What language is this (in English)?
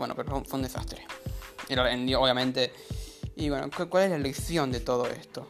Spanish